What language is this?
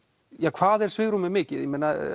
Icelandic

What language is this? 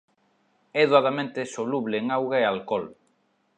Galician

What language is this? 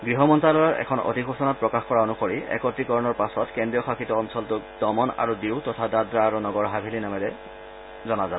Assamese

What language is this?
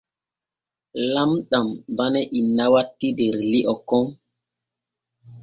Borgu Fulfulde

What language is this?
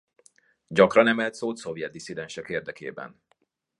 Hungarian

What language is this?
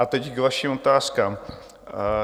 Czech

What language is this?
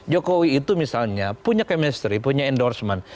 Indonesian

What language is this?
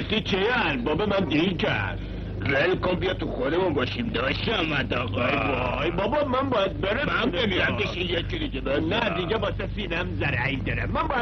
Persian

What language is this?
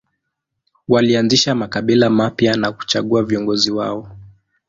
Swahili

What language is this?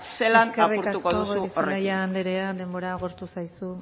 Basque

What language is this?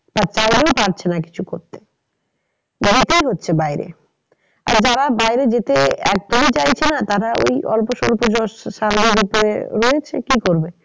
Bangla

